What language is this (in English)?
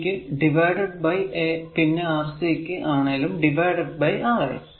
Malayalam